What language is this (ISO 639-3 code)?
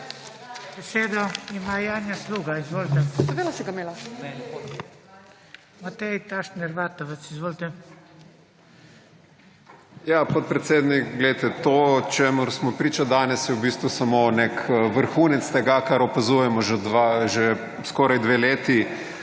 slv